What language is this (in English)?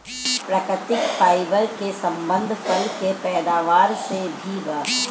Bhojpuri